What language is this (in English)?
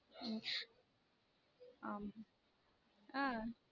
Tamil